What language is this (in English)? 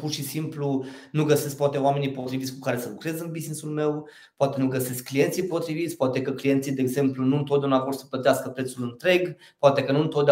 Romanian